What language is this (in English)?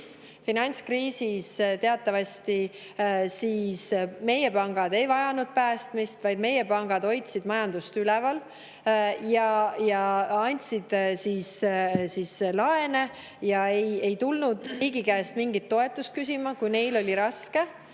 Estonian